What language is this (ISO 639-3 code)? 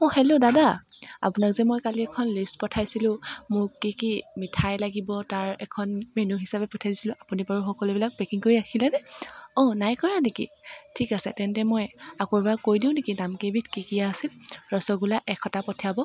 asm